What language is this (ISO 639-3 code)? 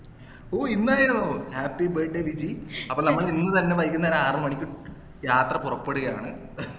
mal